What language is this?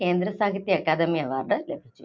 Malayalam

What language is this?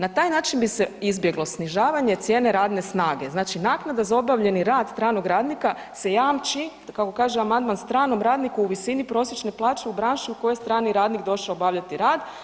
Croatian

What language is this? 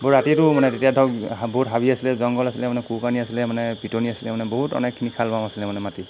Assamese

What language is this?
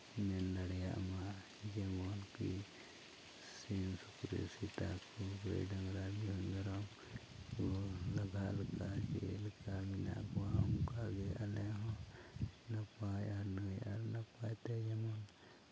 Santali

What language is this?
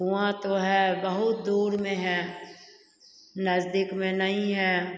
Hindi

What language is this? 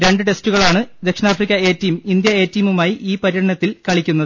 Malayalam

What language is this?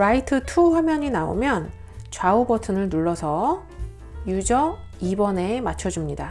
Korean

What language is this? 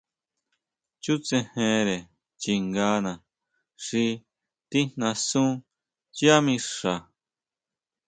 Huautla Mazatec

